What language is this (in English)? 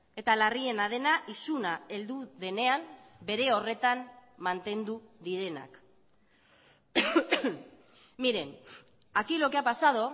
Basque